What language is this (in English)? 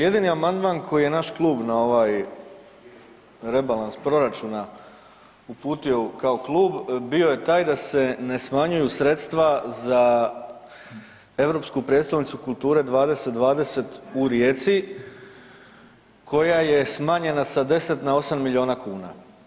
Croatian